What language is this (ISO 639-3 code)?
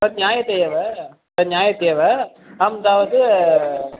san